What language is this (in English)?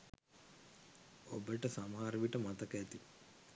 Sinhala